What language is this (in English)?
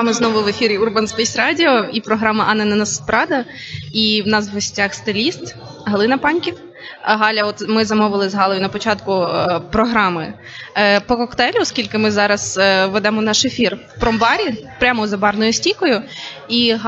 Ukrainian